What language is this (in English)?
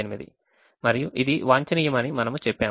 Telugu